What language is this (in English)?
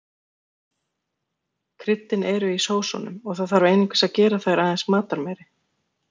Icelandic